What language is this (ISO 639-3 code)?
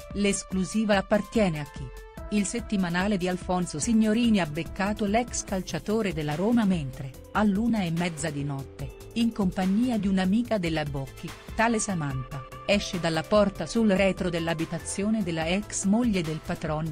ita